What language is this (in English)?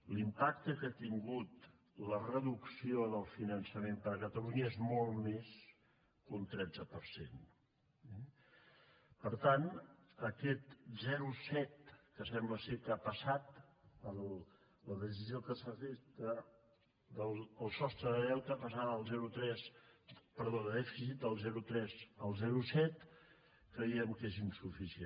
Catalan